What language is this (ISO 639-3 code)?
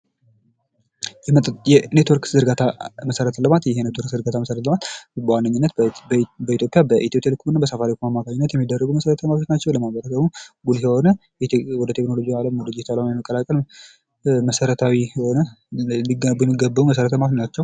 amh